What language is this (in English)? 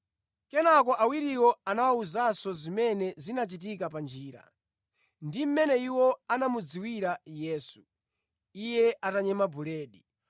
Nyanja